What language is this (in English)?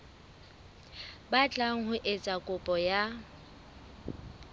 Southern Sotho